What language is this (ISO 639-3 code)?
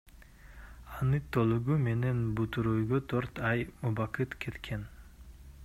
kir